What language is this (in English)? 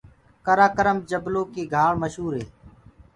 Gurgula